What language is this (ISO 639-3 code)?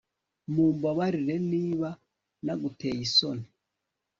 kin